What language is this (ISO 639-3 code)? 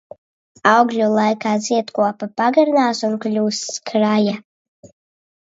lav